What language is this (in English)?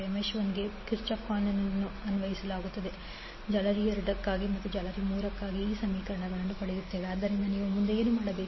Kannada